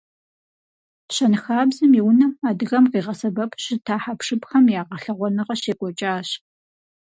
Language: Kabardian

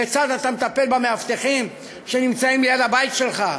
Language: Hebrew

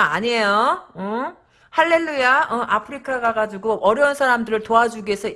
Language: Korean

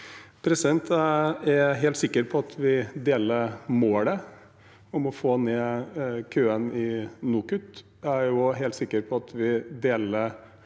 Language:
Norwegian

